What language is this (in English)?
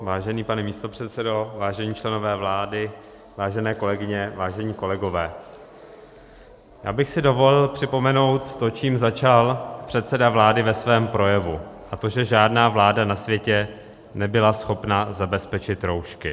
Czech